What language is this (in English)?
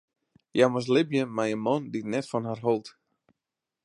Western Frisian